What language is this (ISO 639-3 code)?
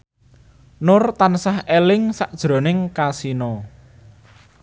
jav